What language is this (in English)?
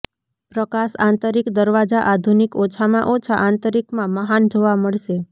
Gujarati